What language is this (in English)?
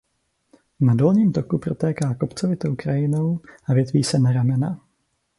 Czech